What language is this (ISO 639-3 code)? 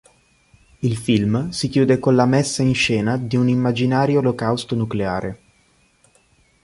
ita